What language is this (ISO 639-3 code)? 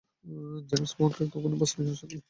ben